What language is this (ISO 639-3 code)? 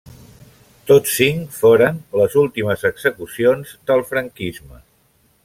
cat